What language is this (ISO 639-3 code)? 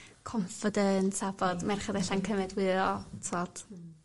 cym